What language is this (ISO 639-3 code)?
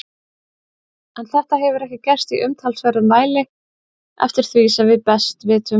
isl